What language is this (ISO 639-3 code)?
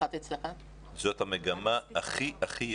heb